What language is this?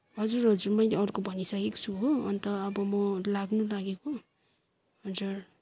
Nepali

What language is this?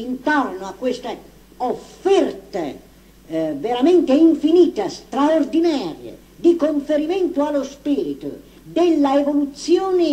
Italian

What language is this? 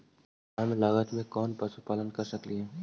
Magahi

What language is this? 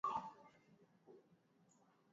Swahili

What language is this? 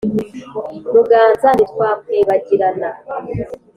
Kinyarwanda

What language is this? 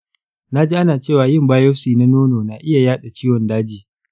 Hausa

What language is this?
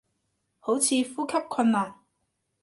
Cantonese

